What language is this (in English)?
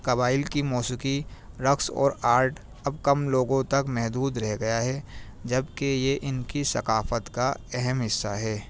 Urdu